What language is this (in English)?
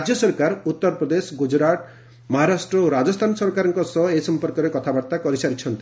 Odia